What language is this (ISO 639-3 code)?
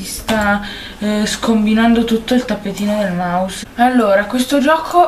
ita